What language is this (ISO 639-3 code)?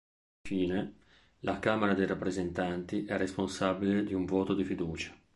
ita